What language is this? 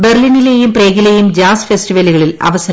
Malayalam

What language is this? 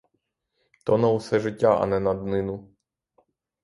Ukrainian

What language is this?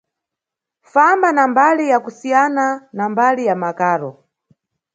Nyungwe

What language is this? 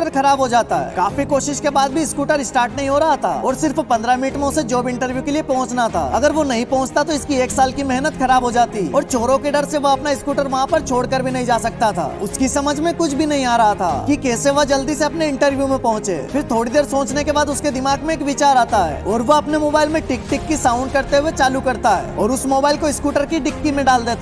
Hindi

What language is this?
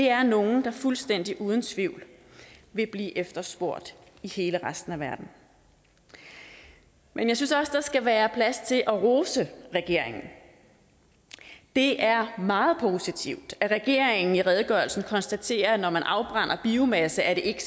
Danish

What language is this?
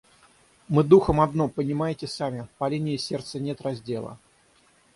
Russian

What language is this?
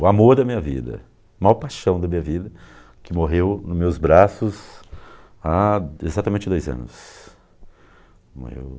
Portuguese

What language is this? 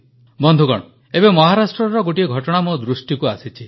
Odia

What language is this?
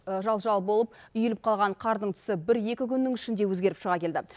Kazakh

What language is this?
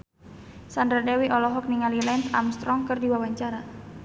Sundanese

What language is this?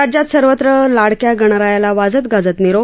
Marathi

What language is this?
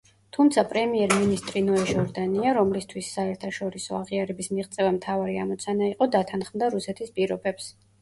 Georgian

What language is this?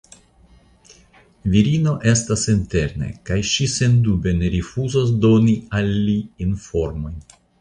Esperanto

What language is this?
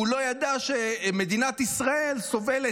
Hebrew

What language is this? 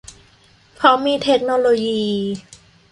Thai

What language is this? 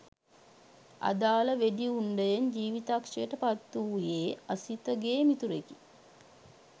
Sinhala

